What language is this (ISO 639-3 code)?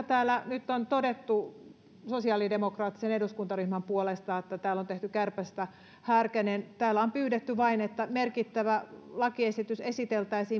fin